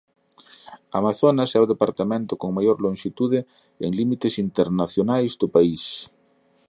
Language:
Galician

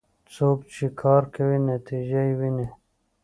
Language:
Pashto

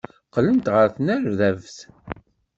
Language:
Kabyle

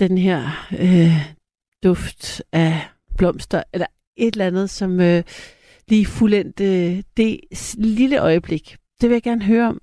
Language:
Danish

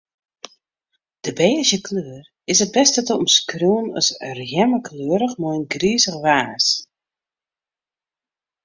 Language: Western Frisian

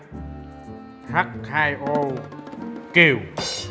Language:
Vietnamese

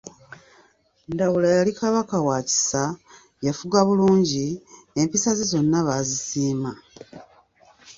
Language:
Ganda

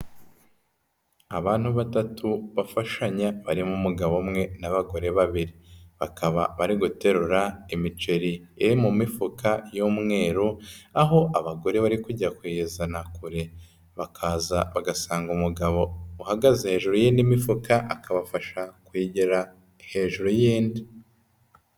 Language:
Kinyarwanda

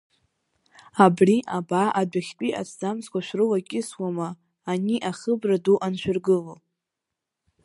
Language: Abkhazian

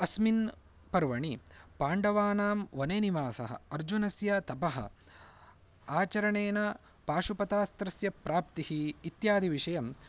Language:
Sanskrit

